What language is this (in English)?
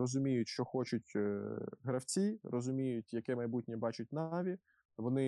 Ukrainian